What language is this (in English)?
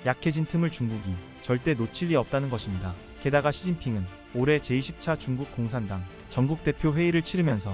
Korean